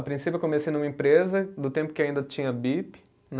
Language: Portuguese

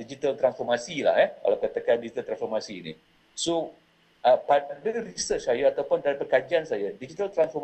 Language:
Malay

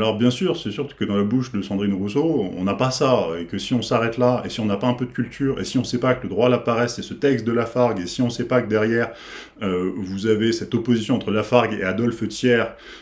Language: French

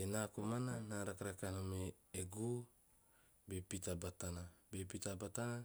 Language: Teop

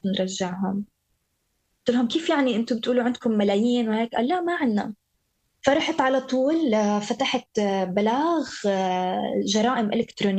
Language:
Arabic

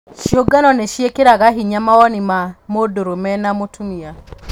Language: Kikuyu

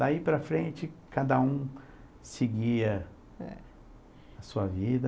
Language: Portuguese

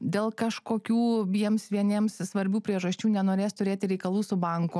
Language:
Lithuanian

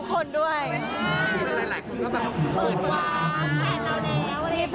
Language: Thai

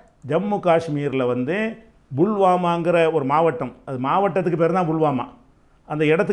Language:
Romanian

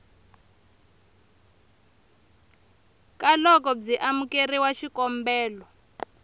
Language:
Tsonga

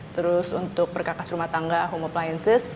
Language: Indonesian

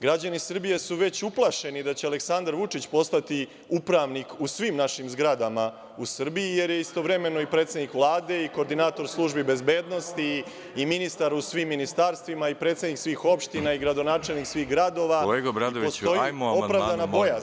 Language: Serbian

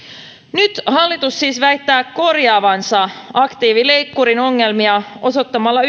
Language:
Finnish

